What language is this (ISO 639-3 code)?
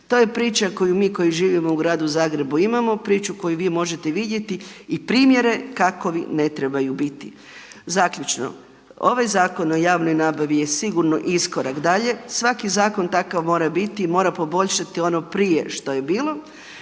hrv